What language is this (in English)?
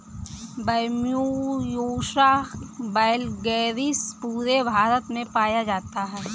Hindi